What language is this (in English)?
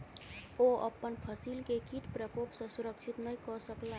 Maithili